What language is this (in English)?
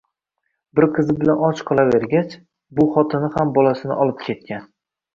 Uzbek